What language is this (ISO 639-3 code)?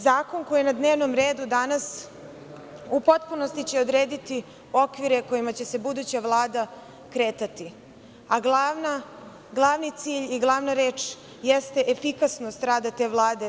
srp